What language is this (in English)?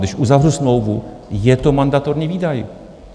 Czech